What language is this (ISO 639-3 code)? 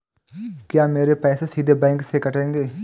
hin